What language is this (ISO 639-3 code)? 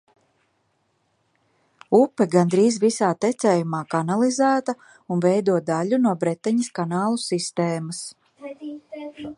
lav